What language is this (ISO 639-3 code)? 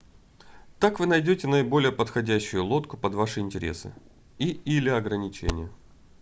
rus